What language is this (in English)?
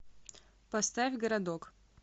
Russian